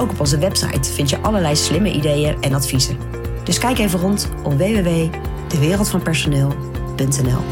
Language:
Dutch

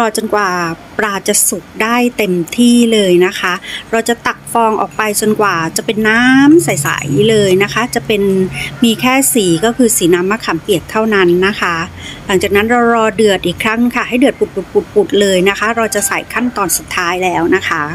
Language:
Thai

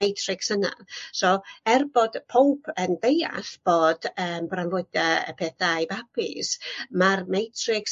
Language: Welsh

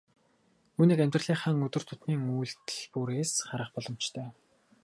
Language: Mongolian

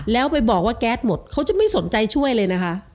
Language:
Thai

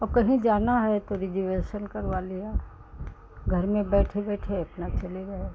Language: Hindi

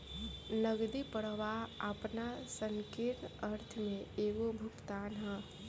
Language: Bhojpuri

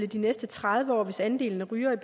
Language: Danish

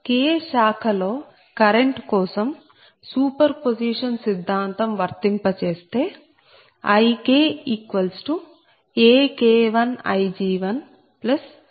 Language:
Telugu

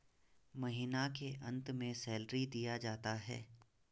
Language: Hindi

